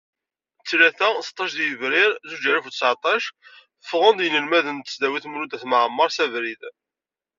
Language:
Kabyle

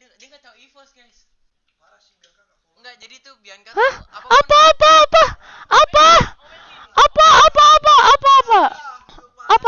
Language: Indonesian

